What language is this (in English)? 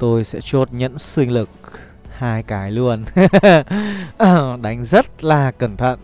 Vietnamese